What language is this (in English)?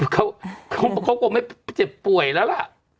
Thai